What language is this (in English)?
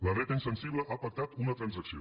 Catalan